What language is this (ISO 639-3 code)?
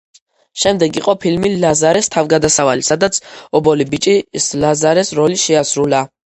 kat